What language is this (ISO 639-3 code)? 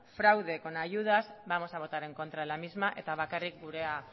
spa